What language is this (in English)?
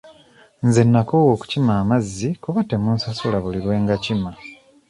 Ganda